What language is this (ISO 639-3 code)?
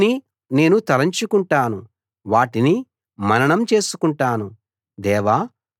tel